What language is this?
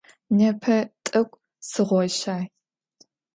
Adyghe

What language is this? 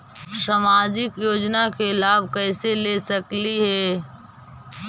Magahi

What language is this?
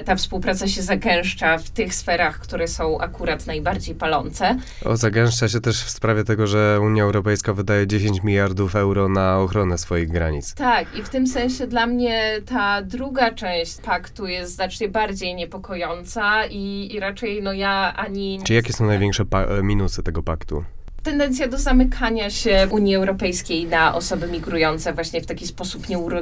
Polish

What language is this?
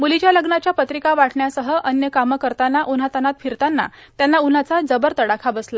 Marathi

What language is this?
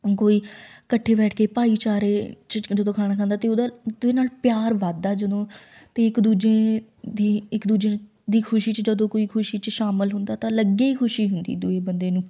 Punjabi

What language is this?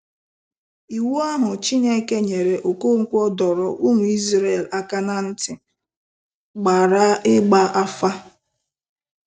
Igbo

